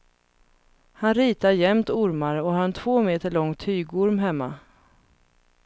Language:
Swedish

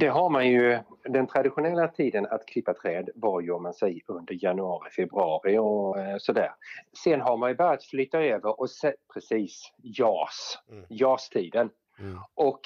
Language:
Swedish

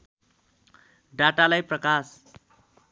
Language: Nepali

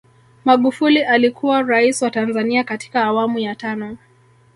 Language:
Swahili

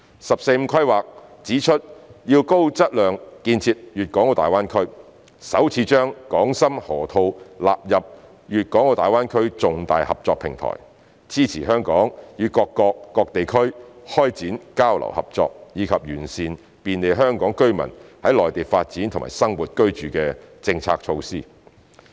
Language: Cantonese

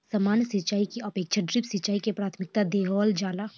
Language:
Bhojpuri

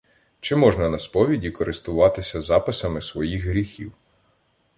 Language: Ukrainian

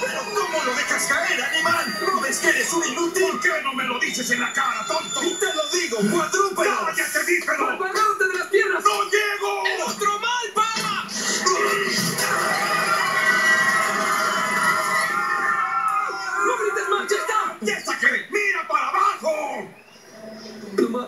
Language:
Spanish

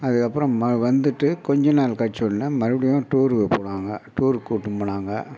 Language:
Tamil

